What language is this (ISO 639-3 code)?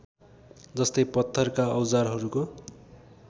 nep